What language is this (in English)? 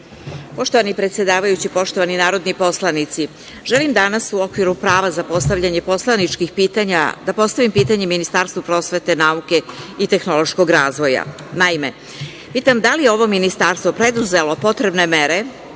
Serbian